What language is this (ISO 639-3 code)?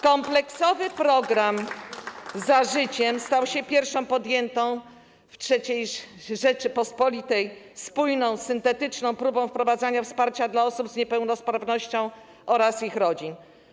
pol